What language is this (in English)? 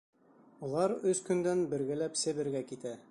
Bashkir